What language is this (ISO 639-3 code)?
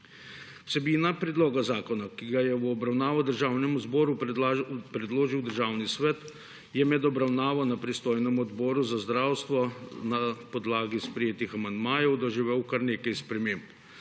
slv